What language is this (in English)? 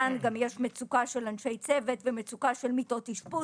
Hebrew